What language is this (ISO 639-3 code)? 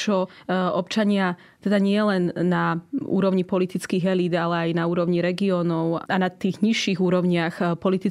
slk